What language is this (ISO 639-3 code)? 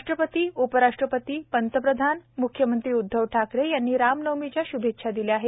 mar